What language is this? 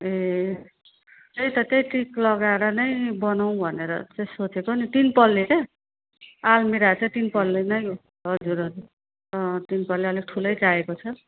Nepali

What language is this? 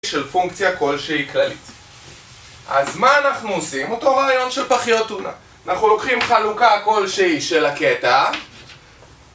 Hebrew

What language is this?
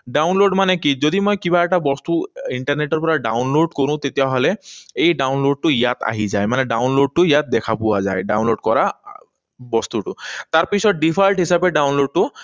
Assamese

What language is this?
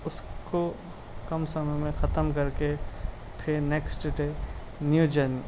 Urdu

